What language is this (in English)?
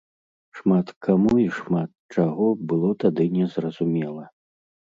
Belarusian